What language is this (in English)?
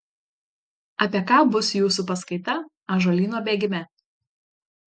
Lithuanian